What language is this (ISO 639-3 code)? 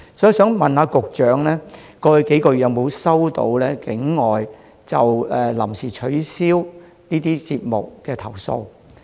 yue